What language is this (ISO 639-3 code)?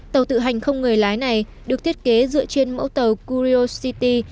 vie